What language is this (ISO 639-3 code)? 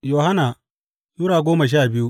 hau